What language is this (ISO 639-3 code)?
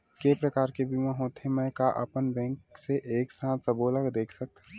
hne